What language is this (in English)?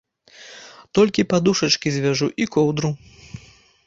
Belarusian